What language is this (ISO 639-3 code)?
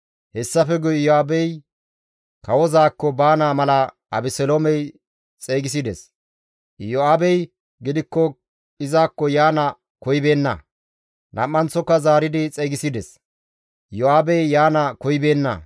gmv